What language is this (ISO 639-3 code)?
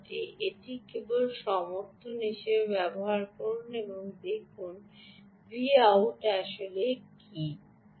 ben